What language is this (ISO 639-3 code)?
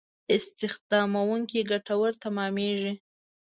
pus